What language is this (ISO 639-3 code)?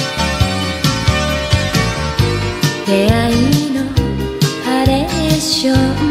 jpn